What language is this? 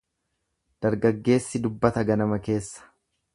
Oromo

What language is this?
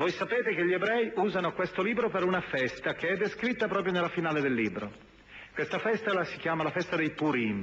Italian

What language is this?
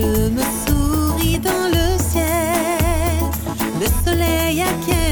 French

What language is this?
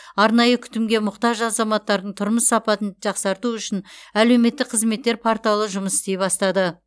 Kazakh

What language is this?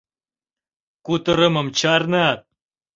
Mari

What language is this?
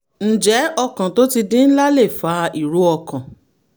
Yoruba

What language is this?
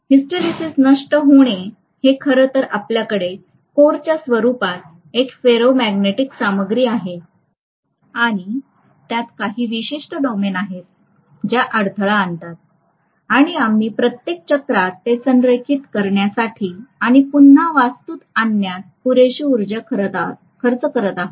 Marathi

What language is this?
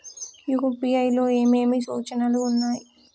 Telugu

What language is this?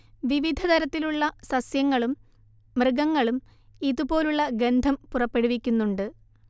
Malayalam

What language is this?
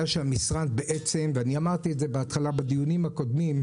Hebrew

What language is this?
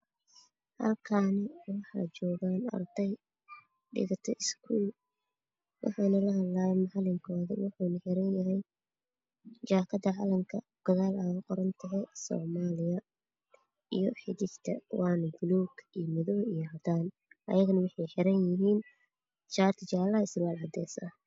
Somali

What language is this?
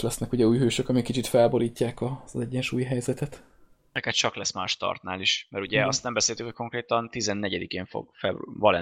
Hungarian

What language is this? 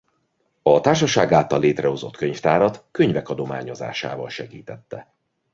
Hungarian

